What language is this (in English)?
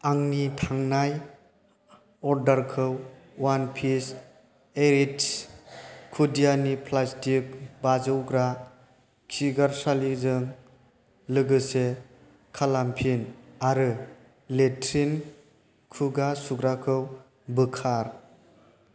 Bodo